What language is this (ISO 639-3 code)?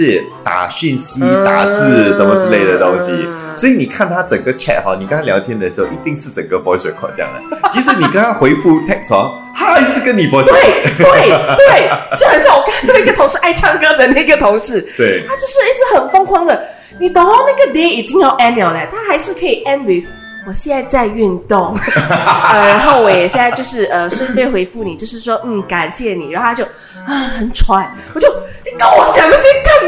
zho